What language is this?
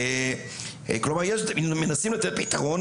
Hebrew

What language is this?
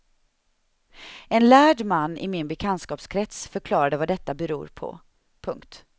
Swedish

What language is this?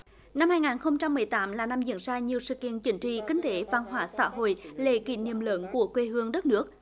Vietnamese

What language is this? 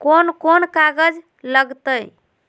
Magahi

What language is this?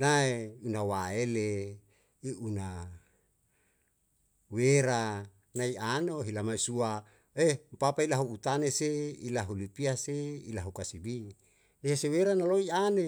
Yalahatan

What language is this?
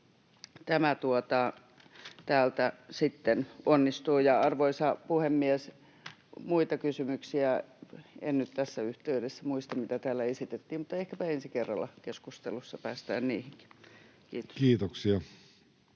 Finnish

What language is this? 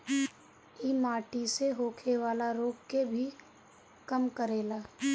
Bhojpuri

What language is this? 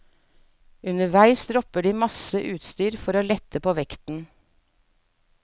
Norwegian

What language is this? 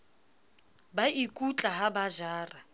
Southern Sotho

